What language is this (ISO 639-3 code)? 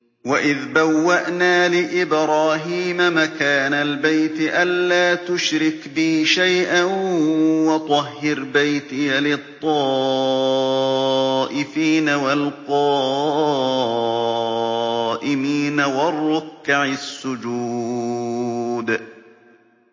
ara